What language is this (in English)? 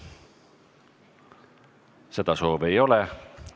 Estonian